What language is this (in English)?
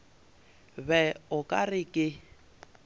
Northern Sotho